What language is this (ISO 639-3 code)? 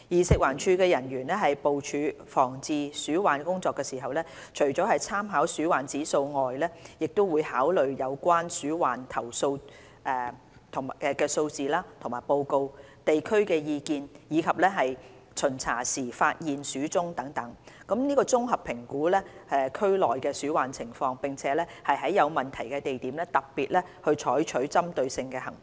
yue